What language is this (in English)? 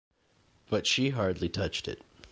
English